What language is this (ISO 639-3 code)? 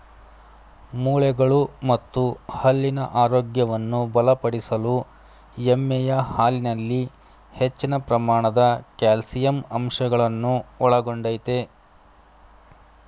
kan